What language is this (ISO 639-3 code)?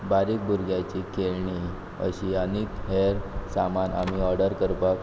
kok